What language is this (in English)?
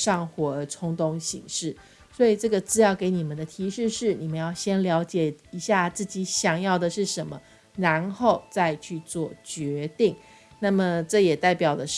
Chinese